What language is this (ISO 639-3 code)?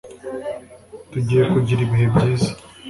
kin